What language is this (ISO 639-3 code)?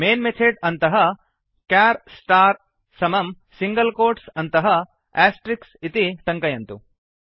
san